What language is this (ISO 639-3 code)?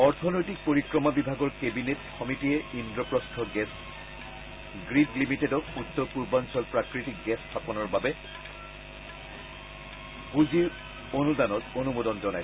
asm